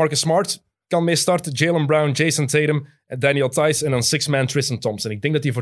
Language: Dutch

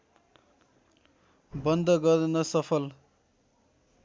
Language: Nepali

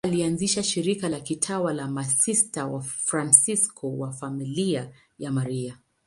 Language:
Swahili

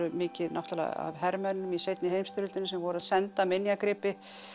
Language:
Icelandic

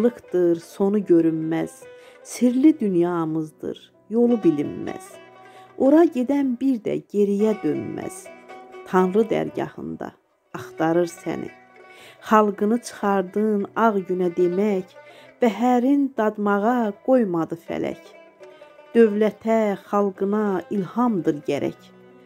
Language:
Turkish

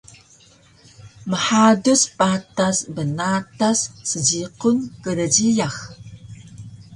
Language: Taroko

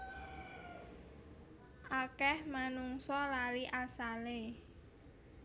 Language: Javanese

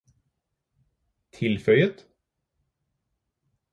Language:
Norwegian Bokmål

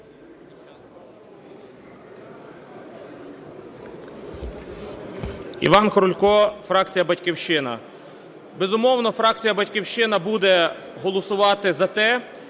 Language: Ukrainian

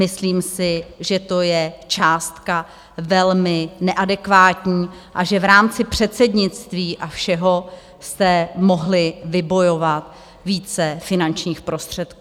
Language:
Czech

